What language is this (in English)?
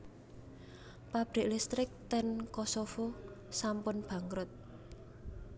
Javanese